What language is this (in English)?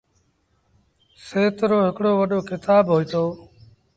Sindhi Bhil